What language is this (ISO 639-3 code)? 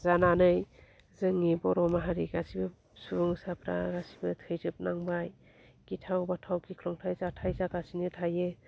brx